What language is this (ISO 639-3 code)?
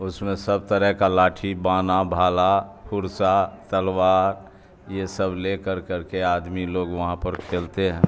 urd